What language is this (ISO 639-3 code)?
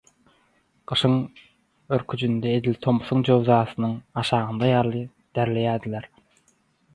tuk